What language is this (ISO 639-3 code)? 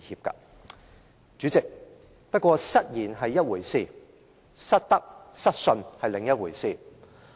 yue